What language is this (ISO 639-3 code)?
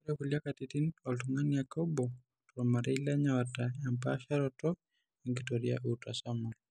mas